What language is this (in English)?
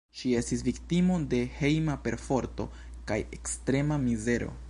Esperanto